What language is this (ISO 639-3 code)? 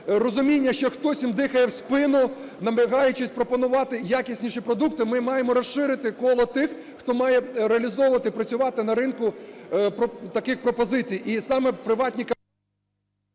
ukr